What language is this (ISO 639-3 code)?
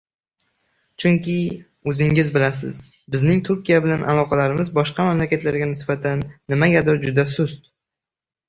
uzb